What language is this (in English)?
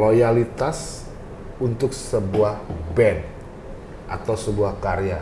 Indonesian